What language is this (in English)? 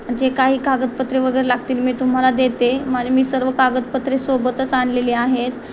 Marathi